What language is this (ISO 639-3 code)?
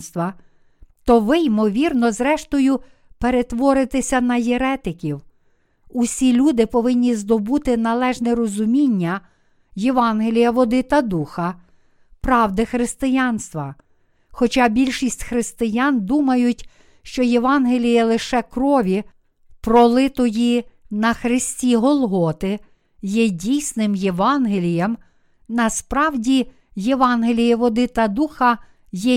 ukr